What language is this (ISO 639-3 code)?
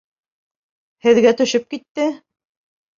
bak